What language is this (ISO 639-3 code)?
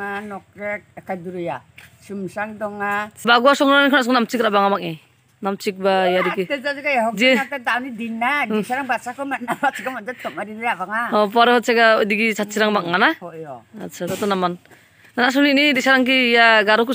ind